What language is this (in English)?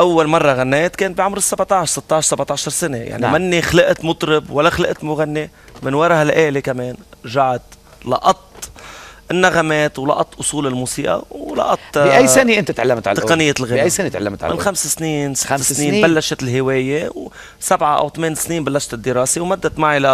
Arabic